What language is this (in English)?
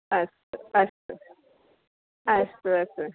Sanskrit